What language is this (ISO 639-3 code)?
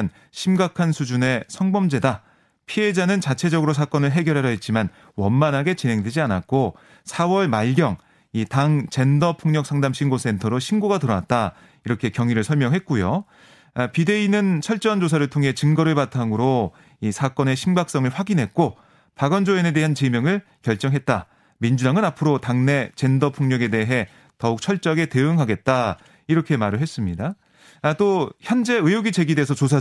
kor